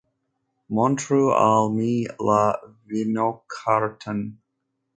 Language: Esperanto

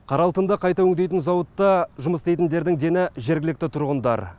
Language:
Kazakh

